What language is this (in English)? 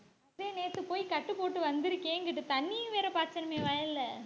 Tamil